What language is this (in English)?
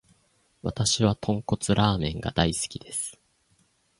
Japanese